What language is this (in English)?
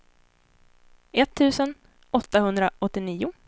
Swedish